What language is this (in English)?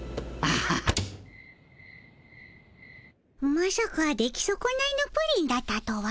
Japanese